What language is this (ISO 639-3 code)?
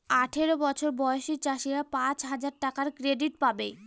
ben